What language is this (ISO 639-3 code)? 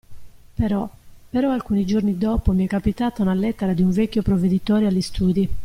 ita